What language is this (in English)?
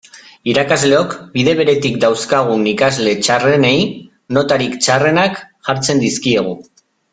Basque